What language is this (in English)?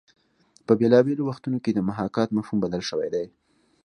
Pashto